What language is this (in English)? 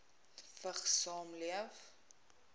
Afrikaans